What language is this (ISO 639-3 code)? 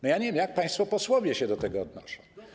pol